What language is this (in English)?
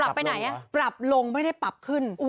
Thai